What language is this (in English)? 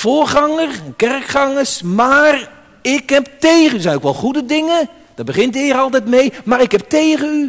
Dutch